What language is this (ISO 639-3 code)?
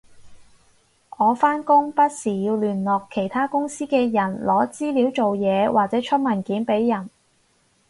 yue